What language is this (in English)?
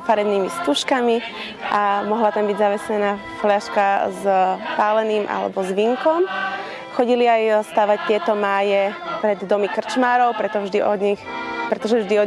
Slovak